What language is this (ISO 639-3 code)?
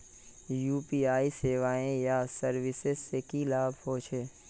mag